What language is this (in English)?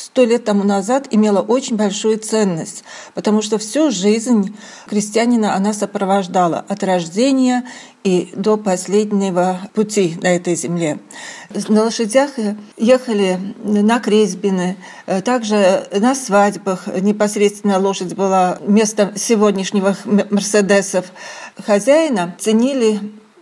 Russian